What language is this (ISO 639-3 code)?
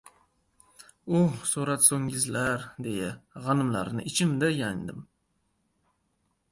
uzb